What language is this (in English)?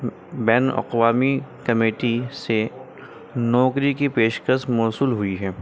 Urdu